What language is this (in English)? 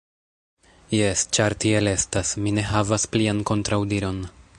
Esperanto